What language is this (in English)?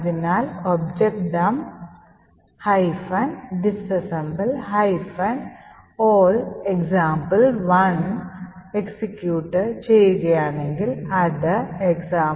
Malayalam